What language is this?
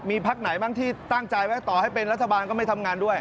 Thai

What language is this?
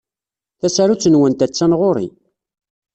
Kabyle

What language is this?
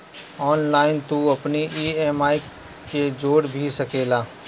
Bhojpuri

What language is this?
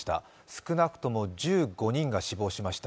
Japanese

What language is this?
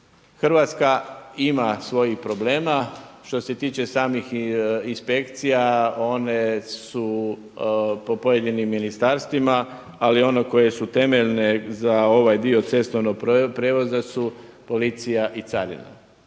Croatian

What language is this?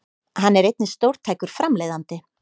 Icelandic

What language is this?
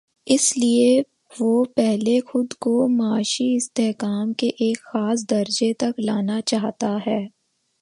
Urdu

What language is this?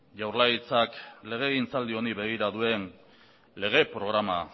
Basque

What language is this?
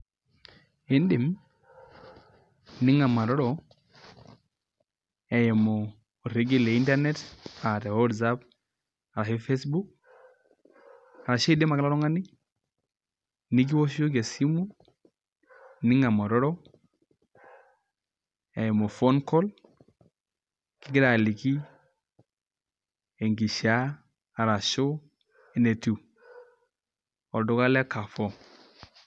Masai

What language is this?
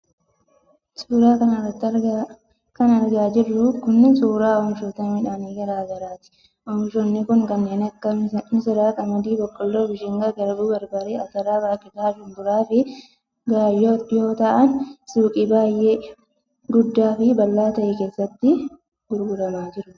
Oromo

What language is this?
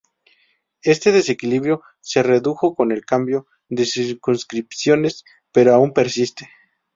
Spanish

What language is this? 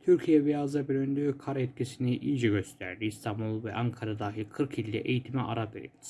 Turkish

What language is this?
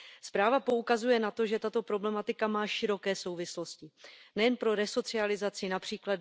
Czech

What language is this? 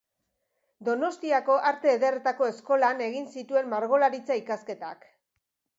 Basque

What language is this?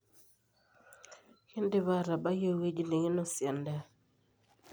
Masai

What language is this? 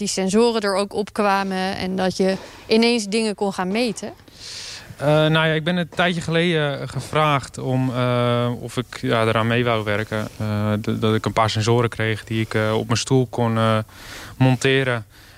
Dutch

